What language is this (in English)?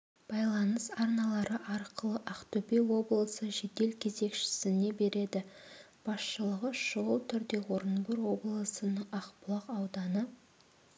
Kazakh